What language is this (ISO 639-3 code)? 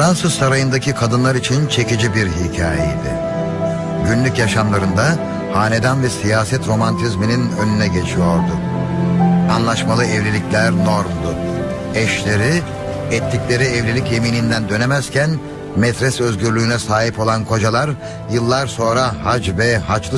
tur